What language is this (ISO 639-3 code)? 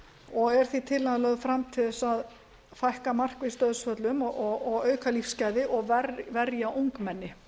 isl